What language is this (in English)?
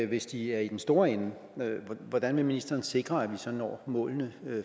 Danish